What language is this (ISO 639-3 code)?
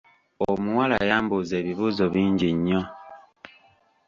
lug